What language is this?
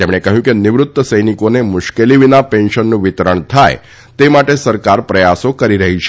Gujarati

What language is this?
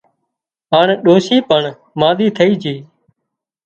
Wadiyara Koli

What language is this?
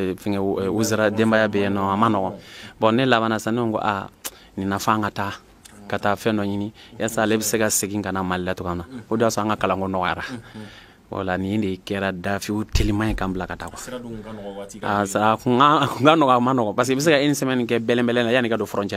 French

